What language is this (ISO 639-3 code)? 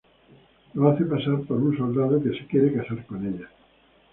spa